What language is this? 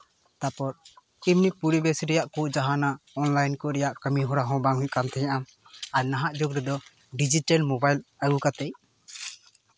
Santali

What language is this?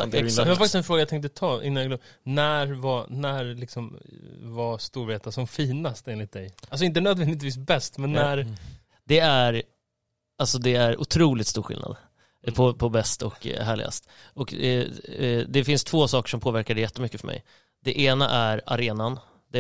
Swedish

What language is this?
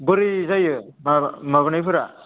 Bodo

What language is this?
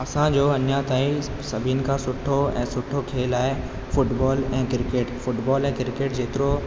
Sindhi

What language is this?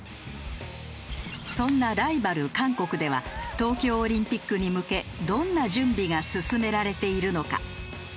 Japanese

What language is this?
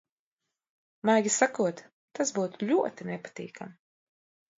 Latvian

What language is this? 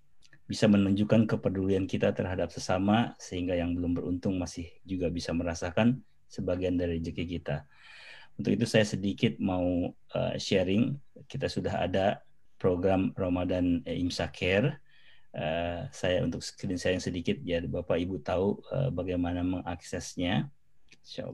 Indonesian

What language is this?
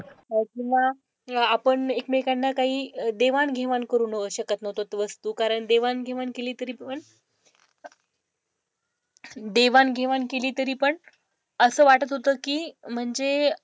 Marathi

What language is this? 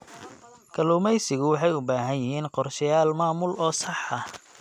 Somali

